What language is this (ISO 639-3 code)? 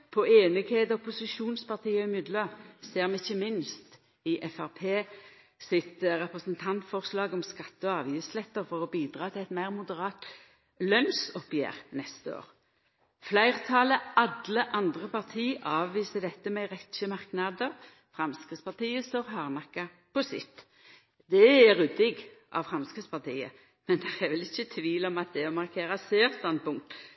nno